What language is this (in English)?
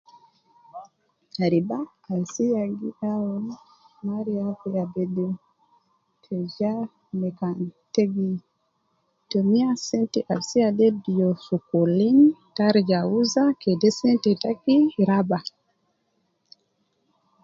Nubi